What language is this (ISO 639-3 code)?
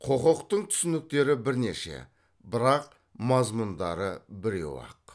kaz